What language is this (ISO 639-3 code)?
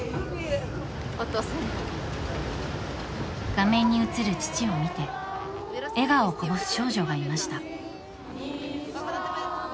jpn